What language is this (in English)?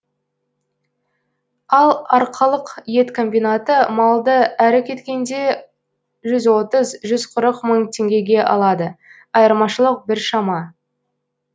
Kazakh